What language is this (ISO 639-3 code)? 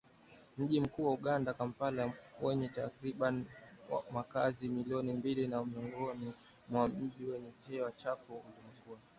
swa